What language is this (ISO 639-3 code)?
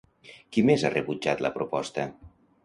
cat